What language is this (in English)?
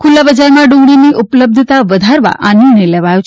Gujarati